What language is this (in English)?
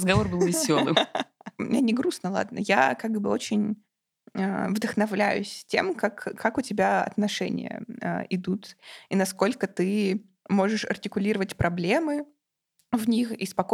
Russian